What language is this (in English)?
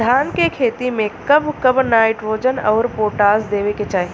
Bhojpuri